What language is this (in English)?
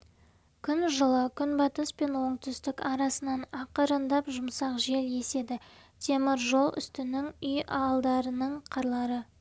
Kazakh